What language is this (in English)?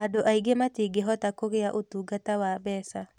Kikuyu